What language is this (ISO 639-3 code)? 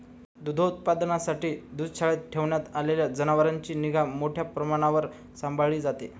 mar